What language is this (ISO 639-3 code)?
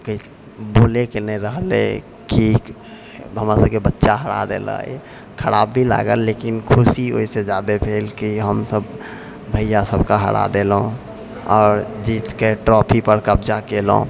mai